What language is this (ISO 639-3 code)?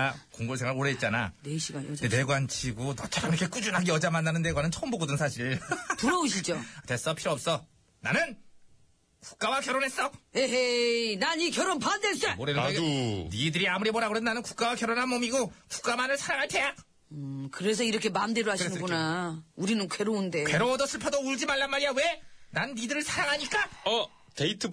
kor